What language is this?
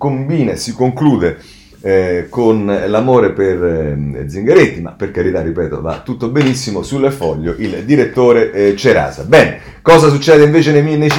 Italian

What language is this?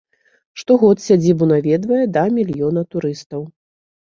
Belarusian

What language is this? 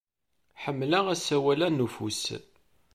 Kabyle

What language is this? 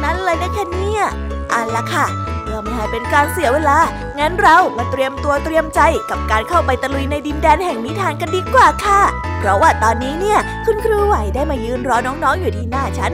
Thai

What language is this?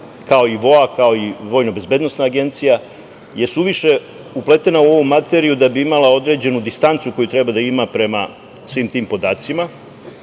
Serbian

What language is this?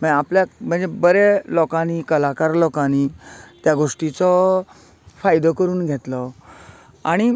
Konkani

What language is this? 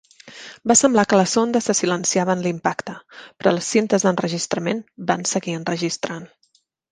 Catalan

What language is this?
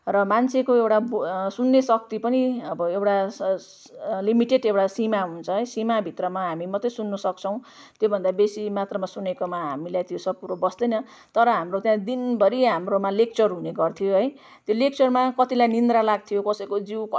Nepali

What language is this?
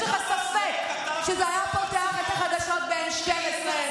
Hebrew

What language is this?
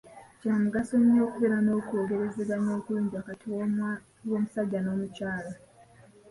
Ganda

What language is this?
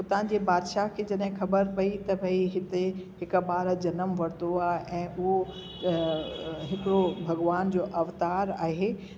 Sindhi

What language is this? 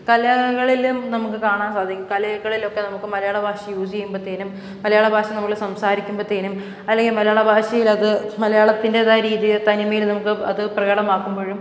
Malayalam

